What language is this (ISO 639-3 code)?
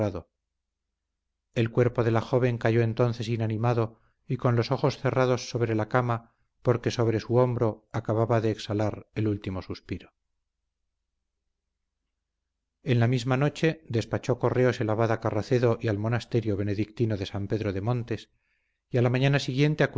spa